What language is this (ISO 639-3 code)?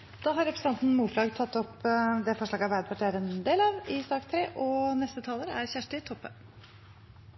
nor